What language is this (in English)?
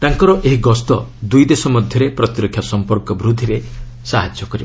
Odia